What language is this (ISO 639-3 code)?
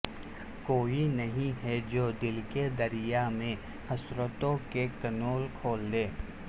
urd